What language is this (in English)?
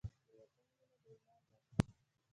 Pashto